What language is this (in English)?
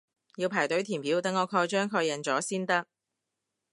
Cantonese